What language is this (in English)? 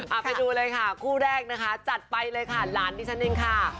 Thai